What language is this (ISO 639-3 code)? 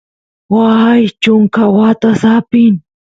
qus